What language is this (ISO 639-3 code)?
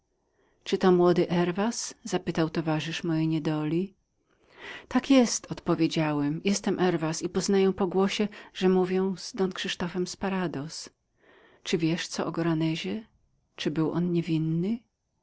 pol